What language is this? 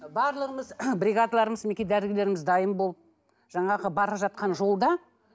Kazakh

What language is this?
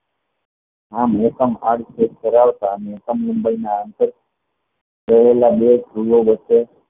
Gujarati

